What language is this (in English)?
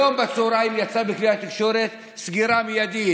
Hebrew